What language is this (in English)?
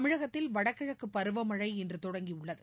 Tamil